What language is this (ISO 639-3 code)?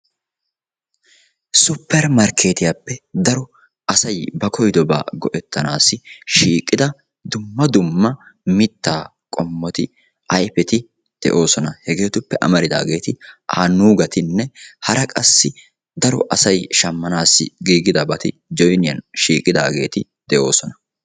wal